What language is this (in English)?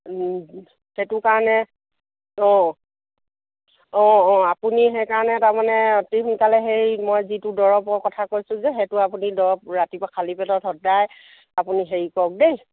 Assamese